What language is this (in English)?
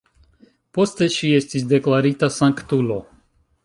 Esperanto